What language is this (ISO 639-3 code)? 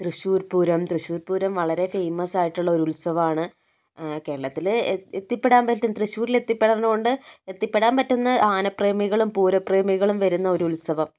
mal